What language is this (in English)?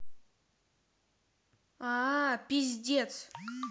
Russian